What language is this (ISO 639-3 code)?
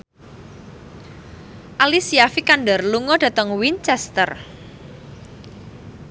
jav